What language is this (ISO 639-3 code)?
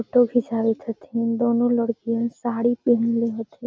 mag